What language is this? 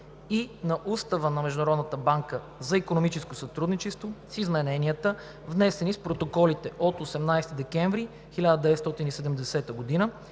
Bulgarian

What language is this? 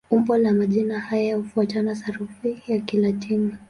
Swahili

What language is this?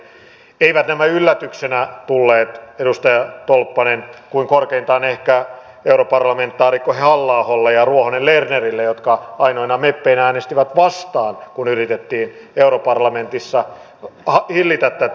Finnish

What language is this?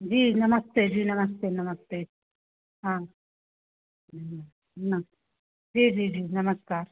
Hindi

